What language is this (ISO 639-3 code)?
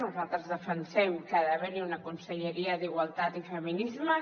cat